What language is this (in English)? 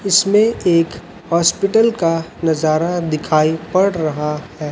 Hindi